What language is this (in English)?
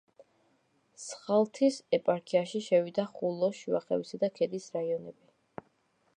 Georgian